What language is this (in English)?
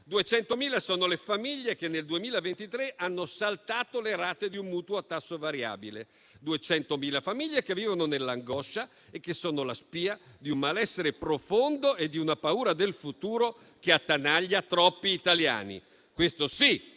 Italian